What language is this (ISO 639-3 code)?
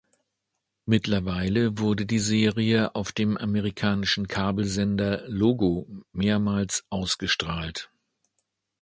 deu